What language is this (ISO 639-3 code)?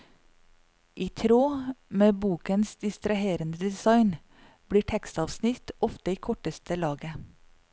nor